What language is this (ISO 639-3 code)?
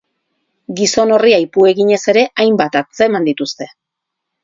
eus